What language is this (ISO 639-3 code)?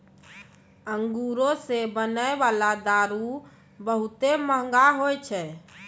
mai